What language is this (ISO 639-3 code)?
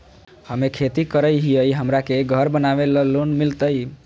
mag